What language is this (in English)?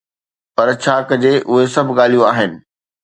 Sindhi